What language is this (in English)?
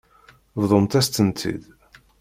Kabyle